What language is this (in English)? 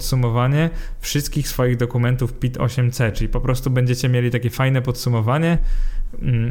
Polish